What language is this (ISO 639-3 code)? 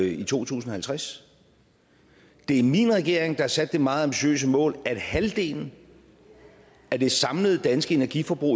dan